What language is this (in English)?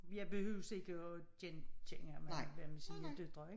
Danish